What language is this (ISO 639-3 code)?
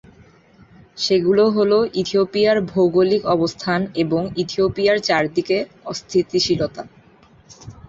ben